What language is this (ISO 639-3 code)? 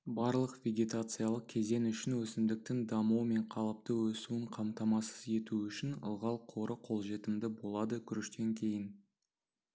kaz